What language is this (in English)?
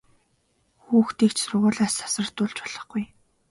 Mongolian